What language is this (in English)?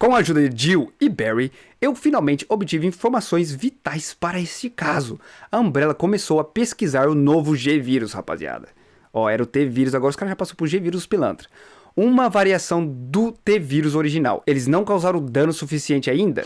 Portuguese